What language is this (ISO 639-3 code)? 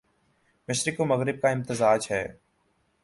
urd